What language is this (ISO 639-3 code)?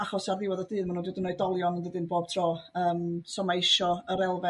cym